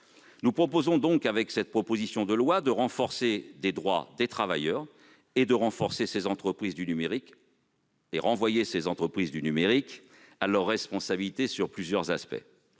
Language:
French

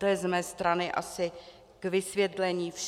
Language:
Czech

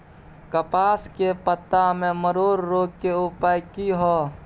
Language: Maithili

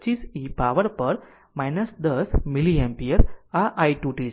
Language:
Gujarati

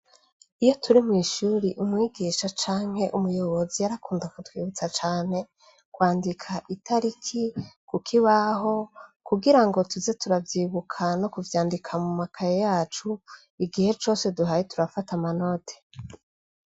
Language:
Rundi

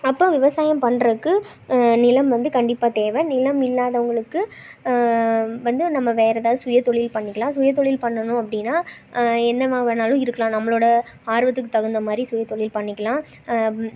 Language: Tamil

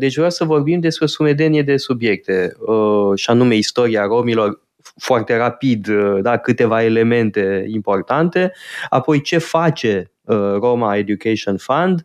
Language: Romanian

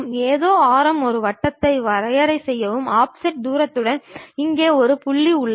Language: Tamil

